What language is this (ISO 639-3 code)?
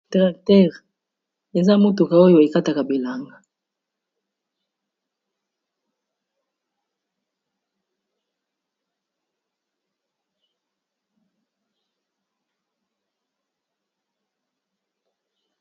lin